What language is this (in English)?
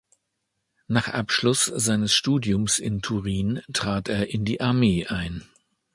German